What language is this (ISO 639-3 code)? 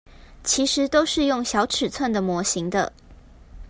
zho